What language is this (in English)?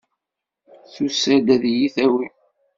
Kabyle